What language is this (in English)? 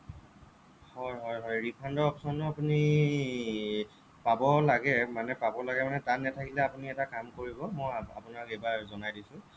Assamese